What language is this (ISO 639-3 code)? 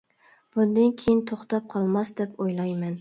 uig